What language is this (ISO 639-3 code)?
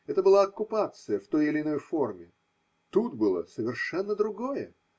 rus